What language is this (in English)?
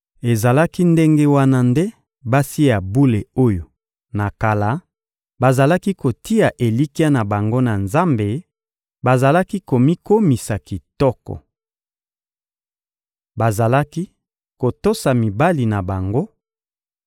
Lingala